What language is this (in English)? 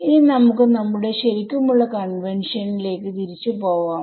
Malayalam